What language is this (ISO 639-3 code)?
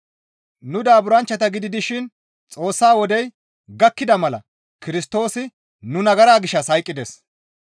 gmv